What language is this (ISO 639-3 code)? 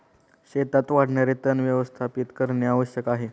mar